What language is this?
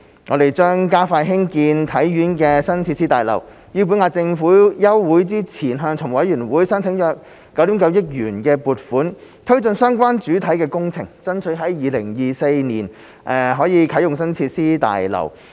Cantonese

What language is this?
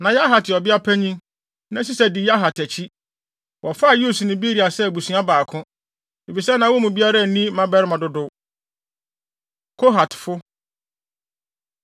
Akan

